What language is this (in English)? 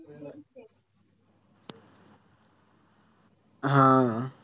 Marathi